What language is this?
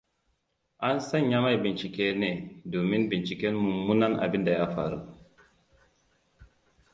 Hausa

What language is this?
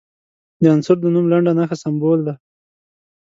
Pashto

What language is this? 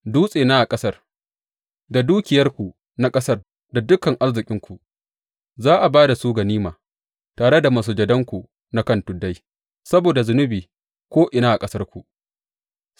Hausa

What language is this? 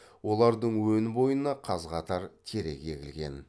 Kazakh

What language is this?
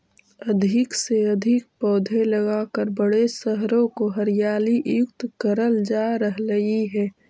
Magahi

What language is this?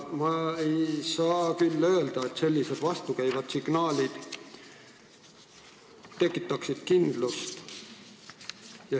Estonian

